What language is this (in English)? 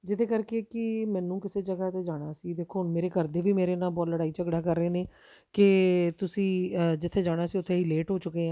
Punjabi